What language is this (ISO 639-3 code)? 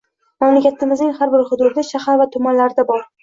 uzb